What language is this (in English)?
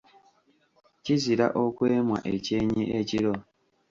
Ganda